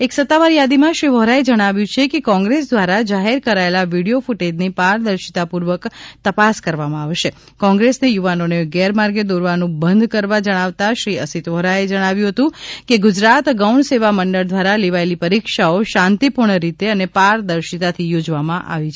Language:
Gujarati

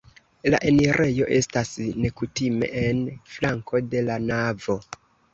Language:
Esperanto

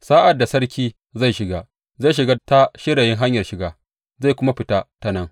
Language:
Hausa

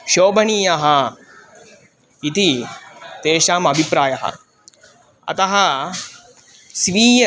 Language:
Sanskrit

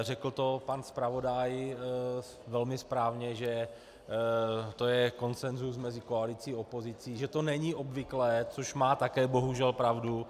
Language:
Czech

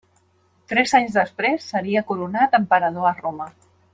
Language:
Catalan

